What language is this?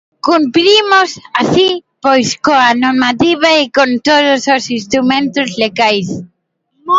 Galician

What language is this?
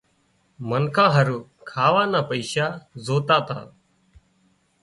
Wadiyara Koli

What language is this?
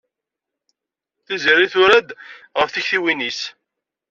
Kabyle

